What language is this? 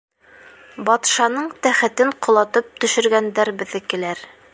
Bashkir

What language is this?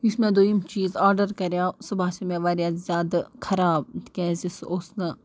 Kashmiri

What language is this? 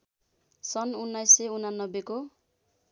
Nepali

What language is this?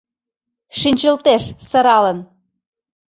Mari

